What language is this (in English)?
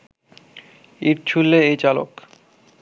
Bangla